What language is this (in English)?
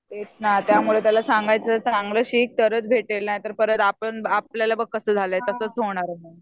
Marathi